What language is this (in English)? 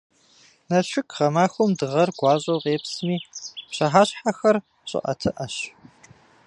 Kabardian